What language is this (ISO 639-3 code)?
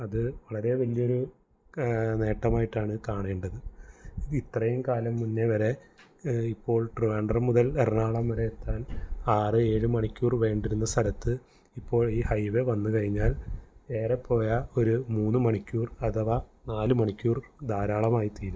mal